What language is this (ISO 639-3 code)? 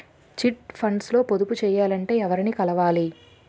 tel